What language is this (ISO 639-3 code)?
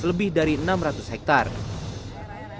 ind